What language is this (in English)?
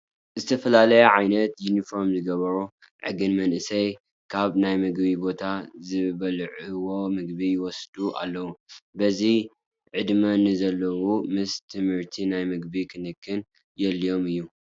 Tigrinya